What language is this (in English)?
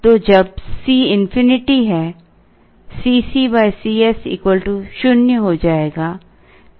Hindi